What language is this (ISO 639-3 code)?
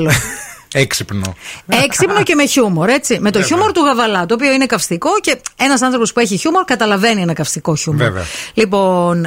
ell